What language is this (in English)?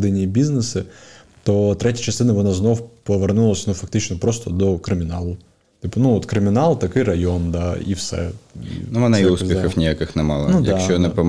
Ukrainian